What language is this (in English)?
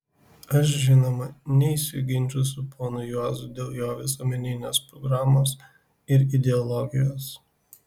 Lithuanian